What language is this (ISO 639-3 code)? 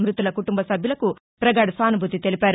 tel